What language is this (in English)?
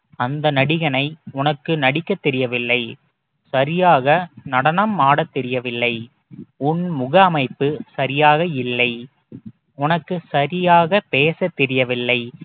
Tamil